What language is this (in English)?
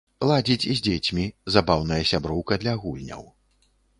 Belarusian